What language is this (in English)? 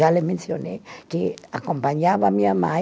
Portuguese